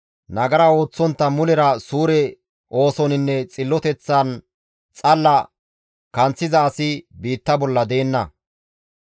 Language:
Gamo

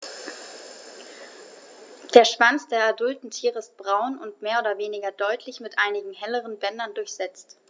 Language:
German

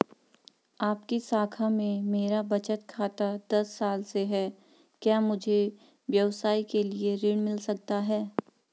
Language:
Hindi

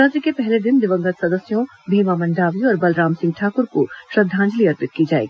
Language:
Hindi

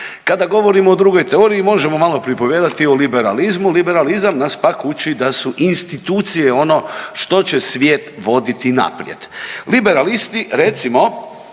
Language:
Croatian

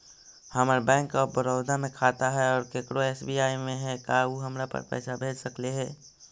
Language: Magahi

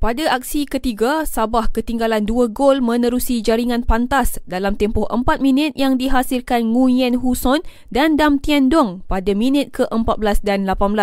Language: Malay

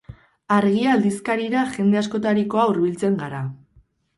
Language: Basque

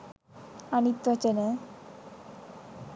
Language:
Sinhala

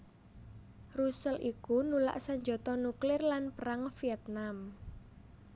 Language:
Javanese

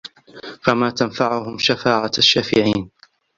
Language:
Arabic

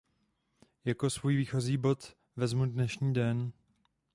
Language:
Czech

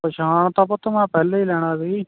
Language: Punjabi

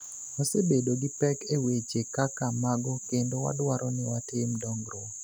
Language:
Luo (Kenya and Tanzania)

